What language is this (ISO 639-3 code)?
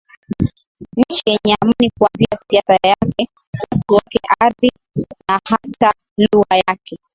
swa